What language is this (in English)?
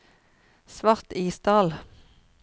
Norwegian